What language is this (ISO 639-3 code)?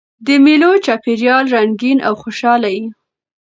pus